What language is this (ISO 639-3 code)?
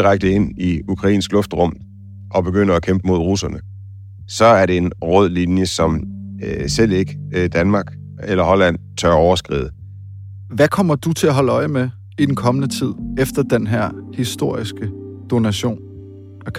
dan